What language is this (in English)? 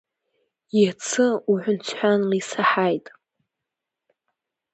Abkhazian